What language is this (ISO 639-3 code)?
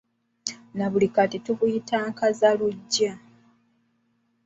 lug